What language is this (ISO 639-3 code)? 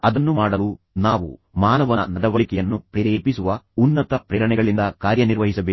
kan